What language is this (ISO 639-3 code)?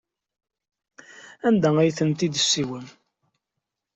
kab